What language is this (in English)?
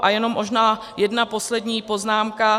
Czech